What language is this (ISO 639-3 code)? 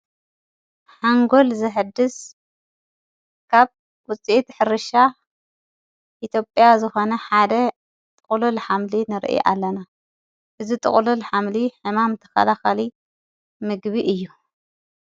tir